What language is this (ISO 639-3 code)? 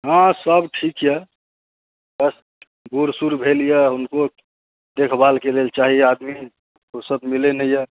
mai